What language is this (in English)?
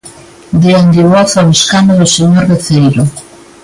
Galician